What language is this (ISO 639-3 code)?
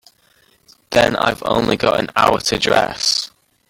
eng